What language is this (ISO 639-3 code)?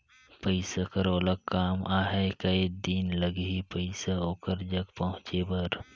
hne